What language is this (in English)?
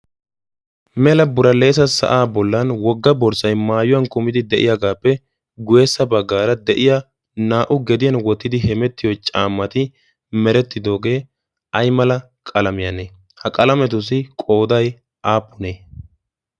Wolaytta